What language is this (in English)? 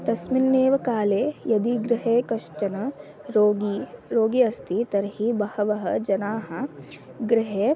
Sanskrit